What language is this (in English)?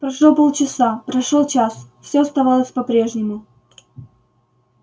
Russian